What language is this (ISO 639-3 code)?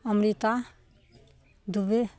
mai